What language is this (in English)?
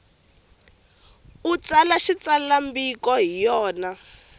Tsonga